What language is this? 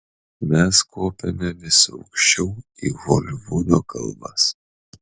Lithuanian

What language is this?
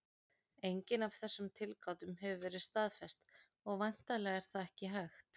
Icelandic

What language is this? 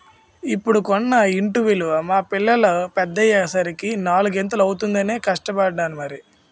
Telugu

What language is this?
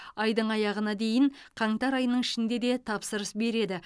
Kazakh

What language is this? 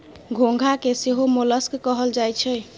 Maithili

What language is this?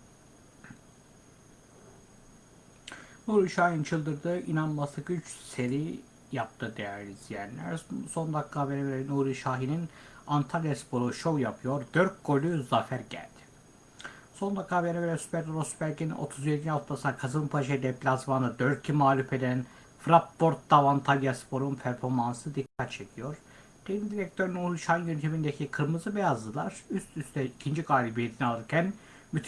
Turkish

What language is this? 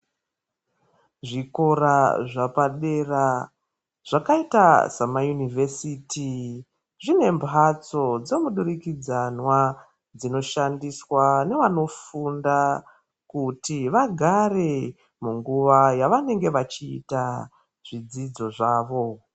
Ndau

